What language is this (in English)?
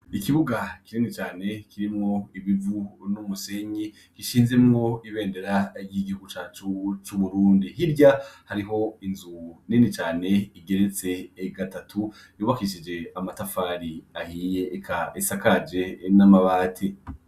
Rundi